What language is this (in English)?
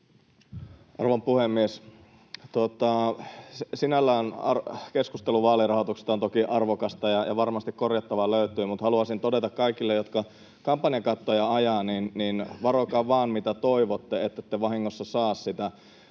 Finnish